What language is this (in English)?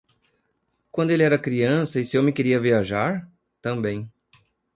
Portuguese